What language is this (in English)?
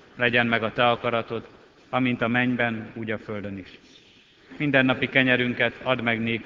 Hungarian